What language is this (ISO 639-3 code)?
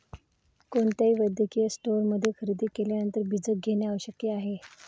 mar